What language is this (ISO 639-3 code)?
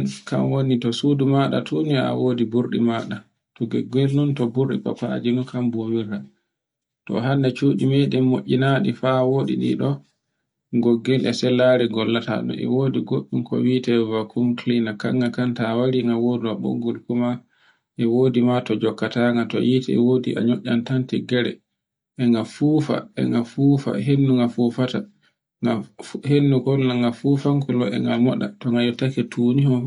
fue